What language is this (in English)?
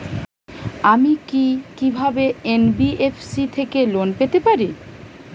Bangla